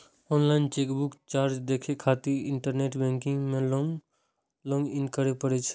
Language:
Maithili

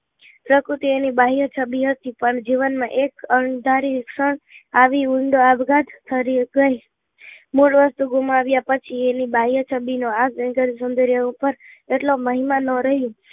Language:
Gujarati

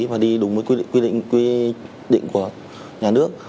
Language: Vietnamese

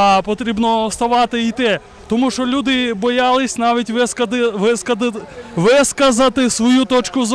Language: Ukrainian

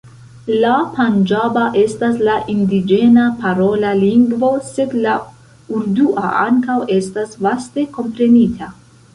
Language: Esperanto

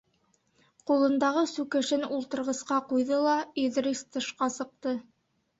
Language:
Bashkir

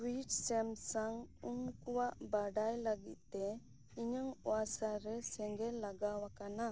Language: Santali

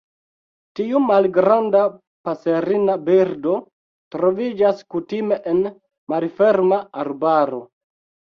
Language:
Esperanto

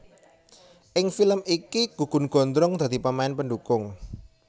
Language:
Javanese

